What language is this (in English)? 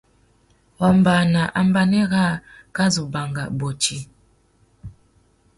Tuki